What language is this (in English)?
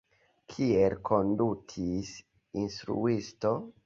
Esperanto